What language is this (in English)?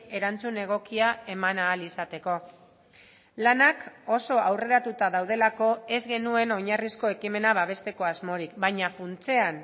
Basque